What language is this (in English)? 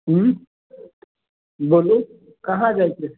Maithili